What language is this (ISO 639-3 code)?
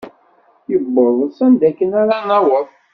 kab